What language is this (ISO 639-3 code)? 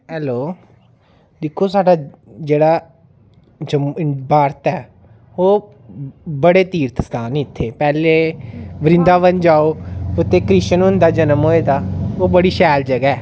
doi